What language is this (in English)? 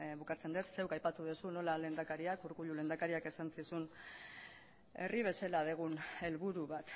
Basque